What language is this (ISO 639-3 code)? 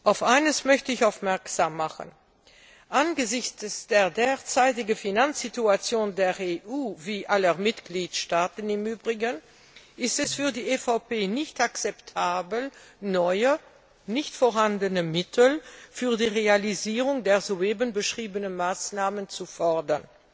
deu